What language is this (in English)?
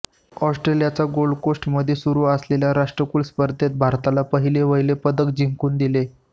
Marathi